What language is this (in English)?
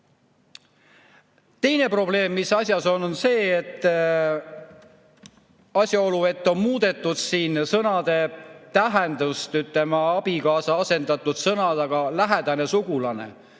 Estonian